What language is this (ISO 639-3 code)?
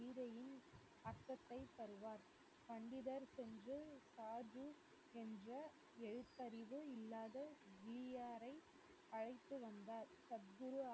tam